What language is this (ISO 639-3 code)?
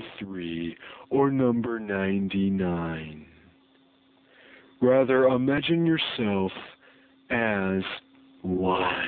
eng